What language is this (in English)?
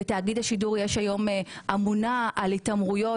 Hebrew